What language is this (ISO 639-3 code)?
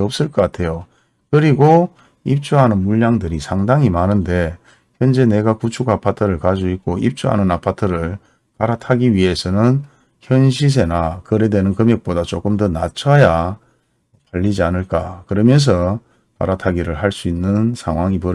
kor